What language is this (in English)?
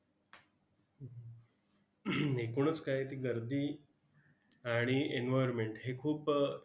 Marathi